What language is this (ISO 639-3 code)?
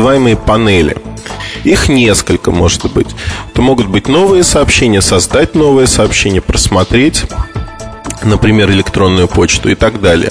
rus